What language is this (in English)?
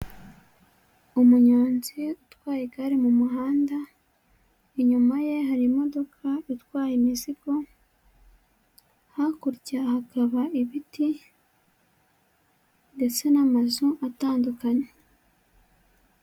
Kinyarwanda